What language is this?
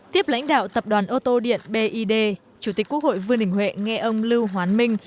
Vietnamese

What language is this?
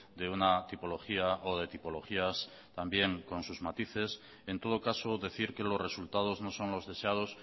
Spanish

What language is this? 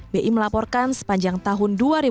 Indonesian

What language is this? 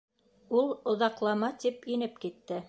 Bashkir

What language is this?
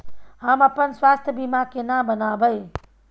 Maithili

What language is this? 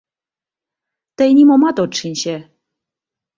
Mari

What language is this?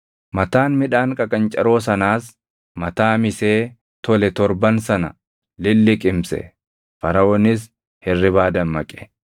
Oromo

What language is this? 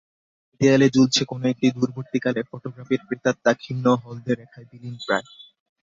Bangla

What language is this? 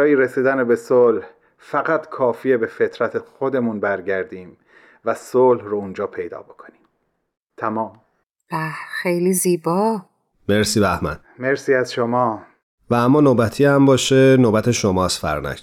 Persian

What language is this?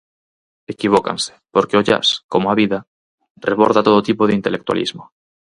Galician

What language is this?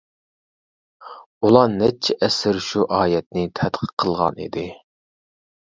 Uyghur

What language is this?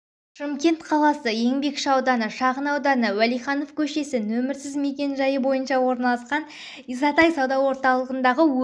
Kazakh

